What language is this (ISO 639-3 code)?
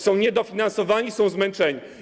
pol